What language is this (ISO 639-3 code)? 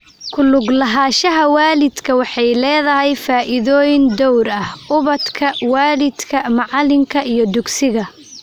som